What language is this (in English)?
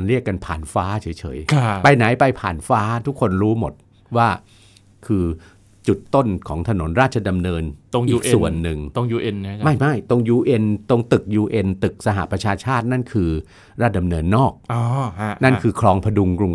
Thai